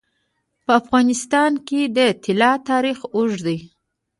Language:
Pashto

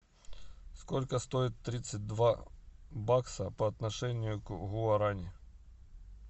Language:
Russian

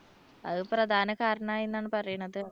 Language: Malayalam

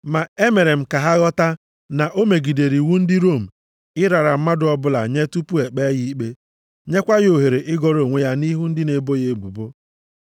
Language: Igbo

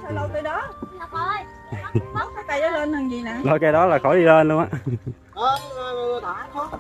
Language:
Vietnamese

